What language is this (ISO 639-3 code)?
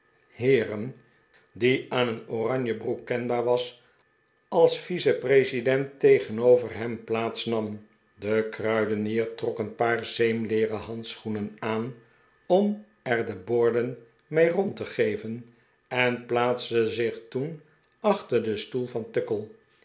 nld